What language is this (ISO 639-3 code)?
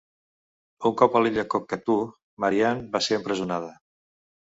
cat